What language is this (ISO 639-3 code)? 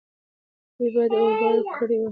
pus